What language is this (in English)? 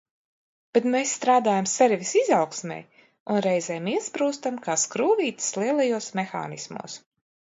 Latvian